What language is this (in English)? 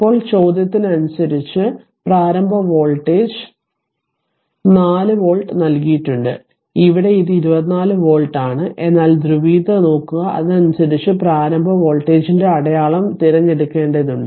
Malayalam